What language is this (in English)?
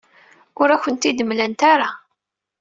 Kabyle